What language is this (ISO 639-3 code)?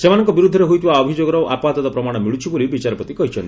ori